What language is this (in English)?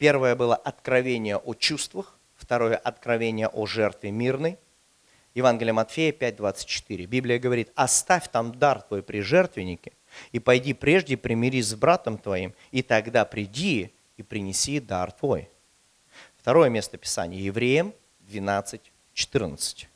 Russian